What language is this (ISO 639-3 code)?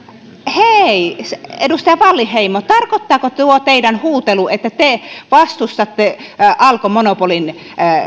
fin